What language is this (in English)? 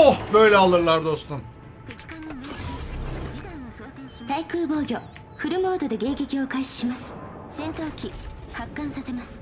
Turkish